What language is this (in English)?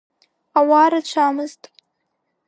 Abkhazian